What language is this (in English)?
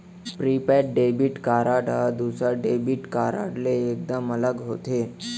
Chhattisgarhi